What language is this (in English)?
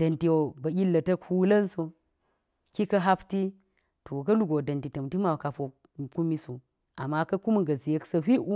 Geji